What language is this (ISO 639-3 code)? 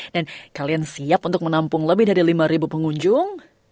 ind